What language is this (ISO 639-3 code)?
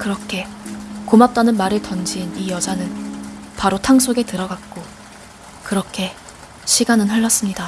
kor